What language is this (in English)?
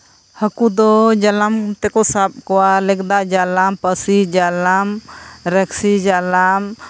Santali